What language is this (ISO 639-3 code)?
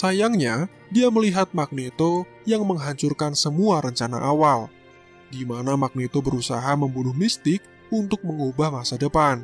ind